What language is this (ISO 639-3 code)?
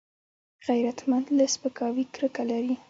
pus